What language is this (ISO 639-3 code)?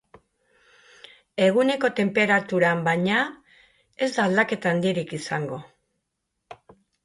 eus